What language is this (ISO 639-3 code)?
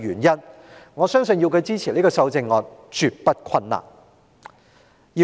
yue